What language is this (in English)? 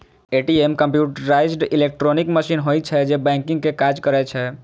Maithili